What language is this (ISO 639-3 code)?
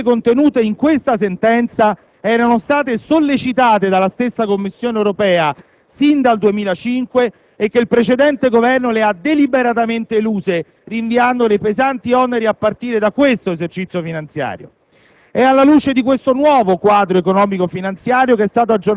ita